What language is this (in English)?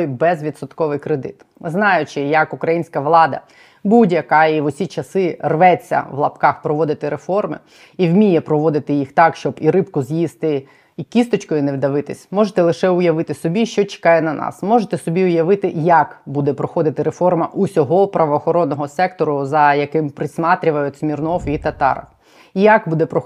Ukrainian